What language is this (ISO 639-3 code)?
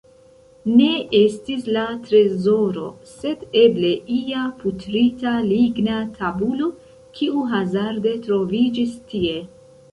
epo